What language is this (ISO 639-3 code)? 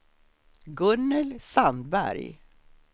swe